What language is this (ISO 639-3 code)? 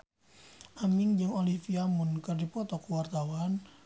sun